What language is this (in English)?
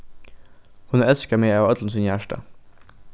Faroese